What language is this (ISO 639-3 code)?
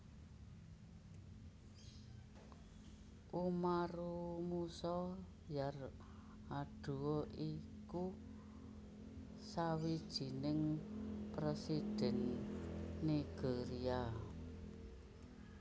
jav